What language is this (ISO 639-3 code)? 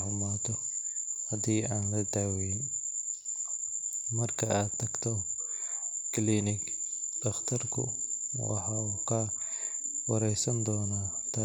som